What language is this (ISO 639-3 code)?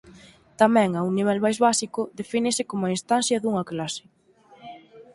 glg